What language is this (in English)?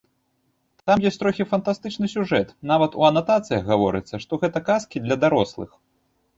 Belarusian